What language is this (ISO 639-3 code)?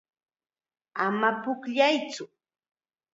qxa